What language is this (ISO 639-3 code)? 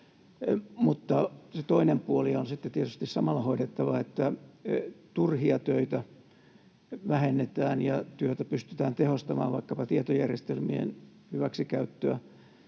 fin